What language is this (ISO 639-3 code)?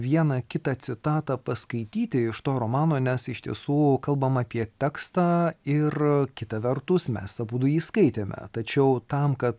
lit